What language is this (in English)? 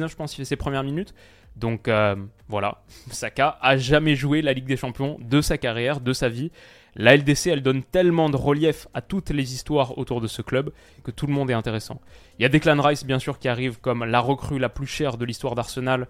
French